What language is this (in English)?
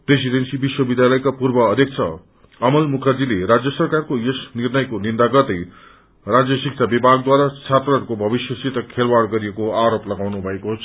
Nepali